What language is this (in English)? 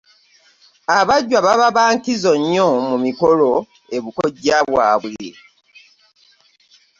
Ganda